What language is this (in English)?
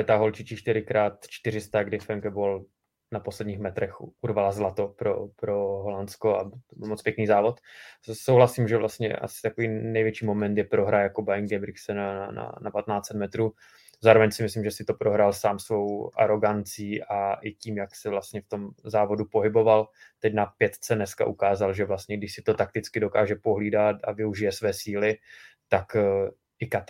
Czech